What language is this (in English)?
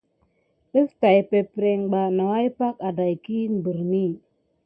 Gidar